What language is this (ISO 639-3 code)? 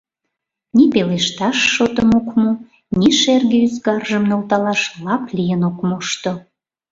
chm